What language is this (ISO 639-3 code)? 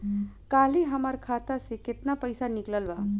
bho